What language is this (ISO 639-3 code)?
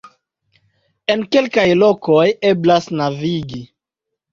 epo